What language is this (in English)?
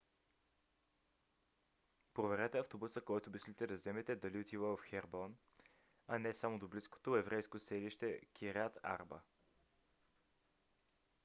Bulgarian